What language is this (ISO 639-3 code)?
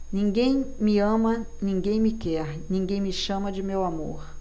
por